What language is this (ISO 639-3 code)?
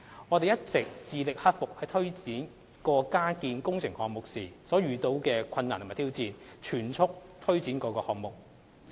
yue